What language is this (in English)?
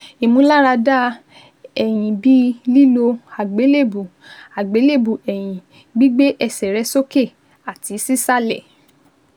Yoruba